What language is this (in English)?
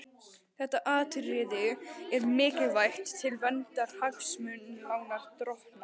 Icelandic